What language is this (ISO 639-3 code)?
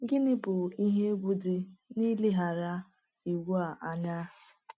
ibo